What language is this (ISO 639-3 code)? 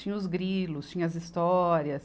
por